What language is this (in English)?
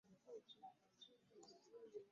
Ganda